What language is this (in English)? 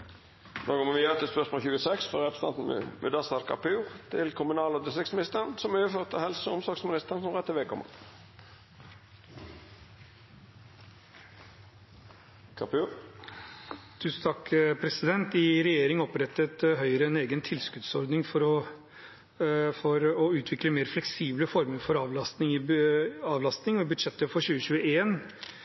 Norwegian